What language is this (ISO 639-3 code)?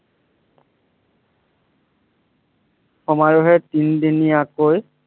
asm